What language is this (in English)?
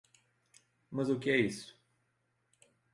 Portuguese